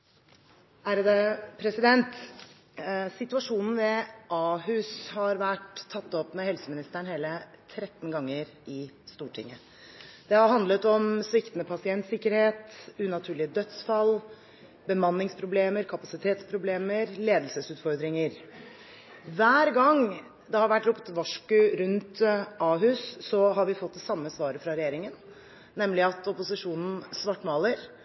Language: Norwegian Bokmål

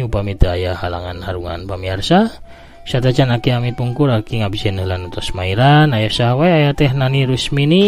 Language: Indonesian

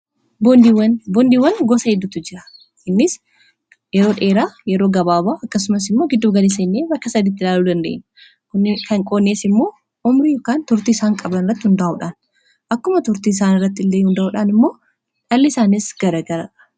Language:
Oromo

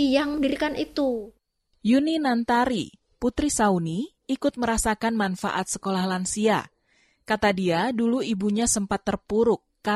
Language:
Indonesian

